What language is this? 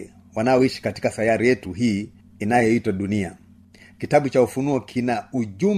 Swahili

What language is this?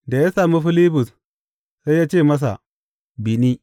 Hausa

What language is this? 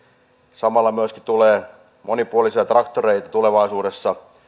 Finnish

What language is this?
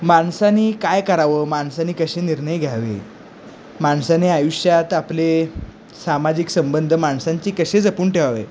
Marathi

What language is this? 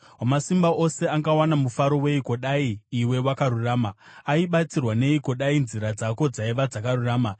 Shona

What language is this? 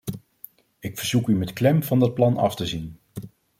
Dutch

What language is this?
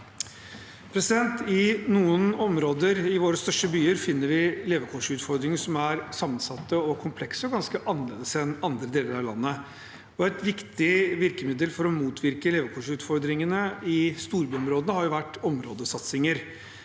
Norwegian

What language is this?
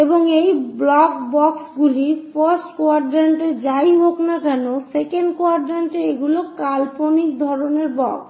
Bangla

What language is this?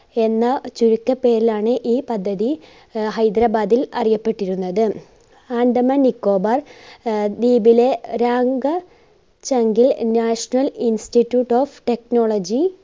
Malayalam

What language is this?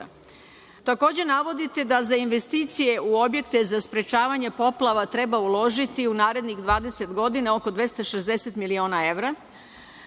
Serbian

